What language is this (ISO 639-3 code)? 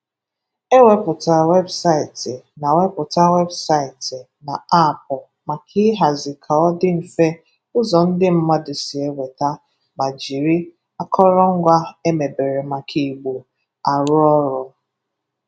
ibo